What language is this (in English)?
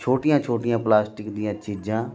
Punjabi